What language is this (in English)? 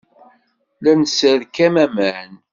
Kabyle